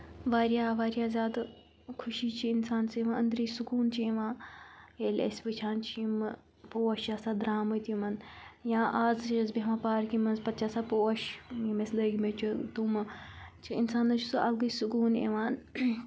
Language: Kashmiri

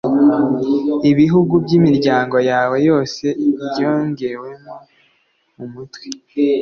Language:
Kinyarwanda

